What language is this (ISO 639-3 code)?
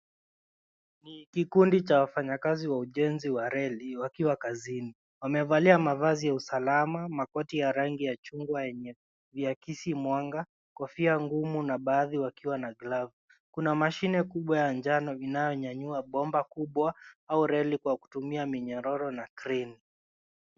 swa